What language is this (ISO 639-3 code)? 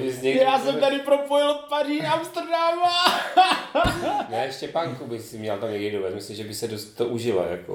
ces